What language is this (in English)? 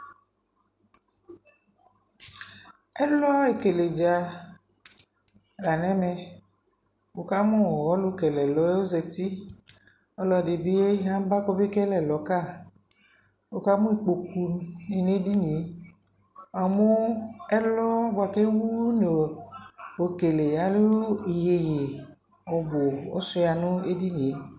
Ikposo